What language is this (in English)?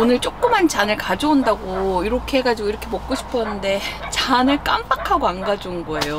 Korean